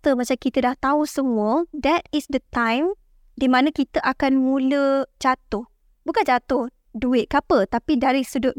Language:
Malay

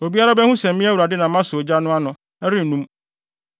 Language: Akan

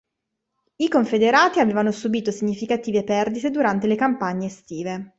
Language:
Italian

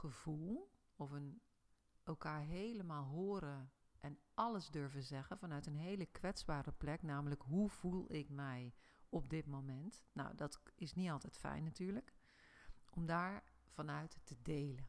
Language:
Dutch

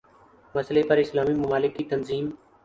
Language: Urdu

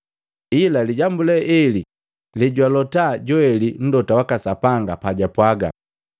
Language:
Matengo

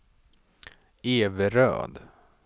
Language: Swedish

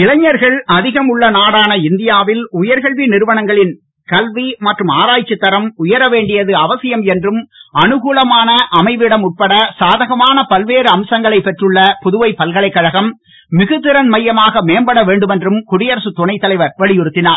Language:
Tamil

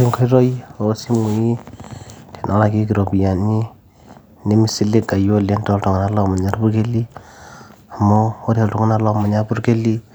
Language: Masai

